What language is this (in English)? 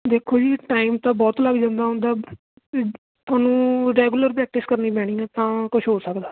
Punjabi